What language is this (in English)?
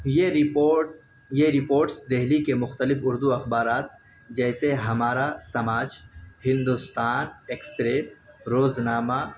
Urdu